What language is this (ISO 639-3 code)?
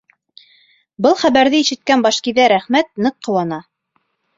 bak